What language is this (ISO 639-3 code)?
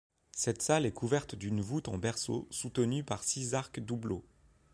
fra